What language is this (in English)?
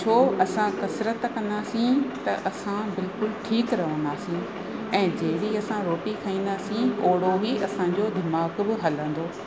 Sindhi